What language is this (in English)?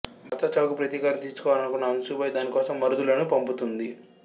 Telugu